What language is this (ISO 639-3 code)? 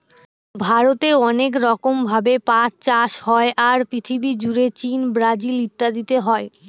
ben